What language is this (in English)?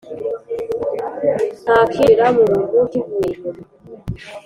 Kinyarwanda